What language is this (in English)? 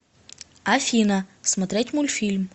Russian